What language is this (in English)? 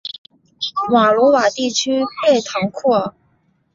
Chinese